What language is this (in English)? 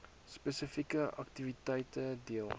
Afrikaans